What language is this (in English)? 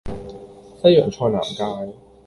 Cantonese